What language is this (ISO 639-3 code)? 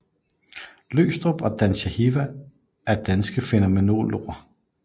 dan